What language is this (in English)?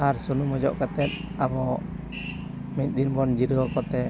Santali